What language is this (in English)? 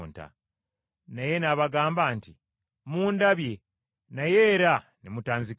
Ganda